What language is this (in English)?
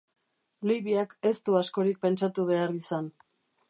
Basque